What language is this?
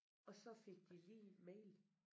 Danish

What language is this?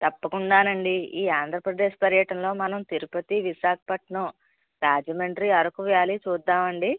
Telugu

